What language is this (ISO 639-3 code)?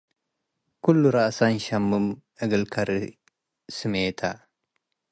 tig